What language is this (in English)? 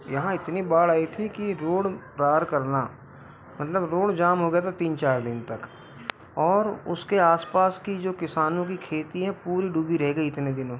Hindi